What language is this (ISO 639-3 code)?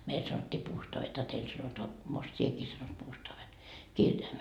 fin